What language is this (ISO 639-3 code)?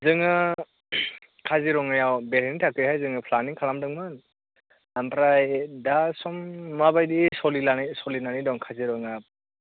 brx